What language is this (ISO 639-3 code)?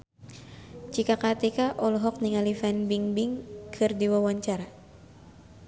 sun